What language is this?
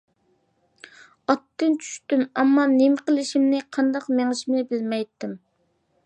Uyghur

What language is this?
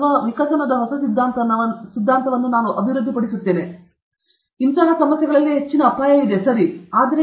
Kannada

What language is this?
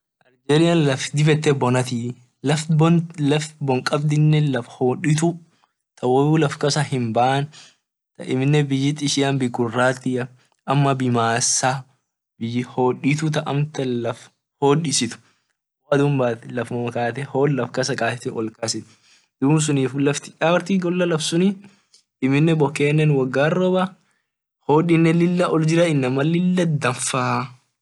Orma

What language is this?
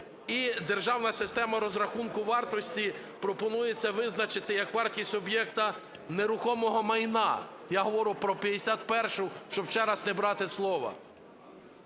Ukrainian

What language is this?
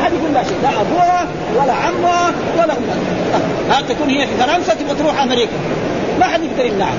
Arabic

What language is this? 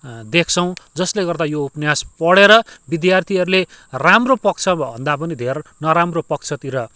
Nepali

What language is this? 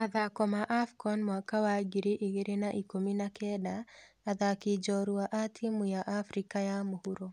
Kikuyu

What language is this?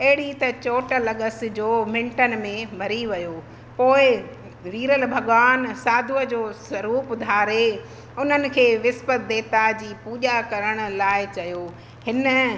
Sindhi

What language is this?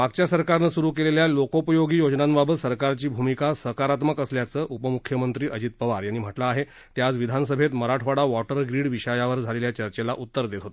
Marathi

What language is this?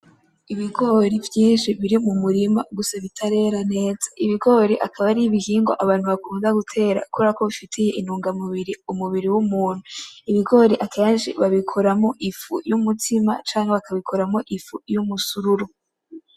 Rundi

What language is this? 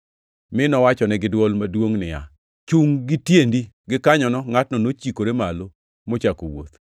Luo (Kenya and Tanzania)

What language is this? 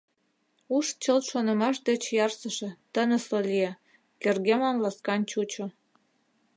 Mari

